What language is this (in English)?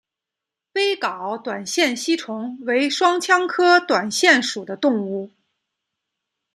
Chinese